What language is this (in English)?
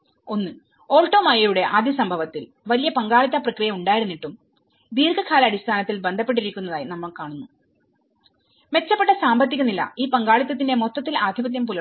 Malayalam